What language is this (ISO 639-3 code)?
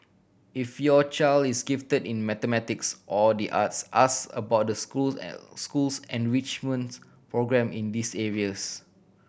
eng